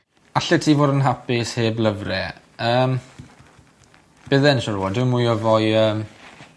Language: Welsh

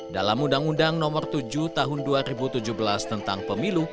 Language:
Indonesian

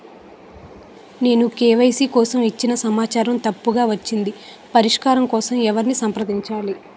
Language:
Telugu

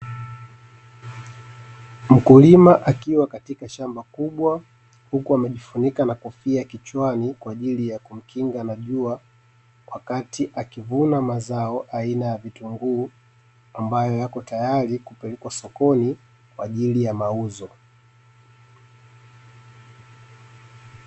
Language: Swahili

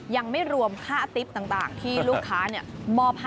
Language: Thai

